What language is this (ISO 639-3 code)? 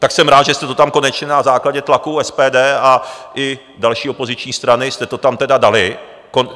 ces